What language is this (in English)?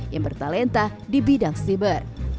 Indonesian